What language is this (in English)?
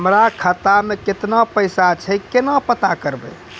Maithili